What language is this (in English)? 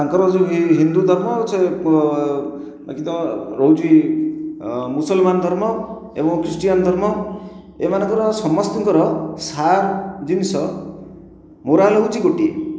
Odia